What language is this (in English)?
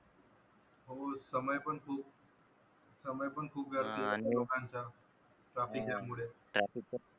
Marathi